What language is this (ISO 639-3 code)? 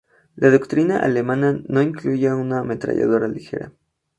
spa